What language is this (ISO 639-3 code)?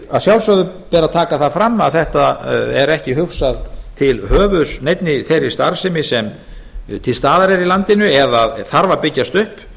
isl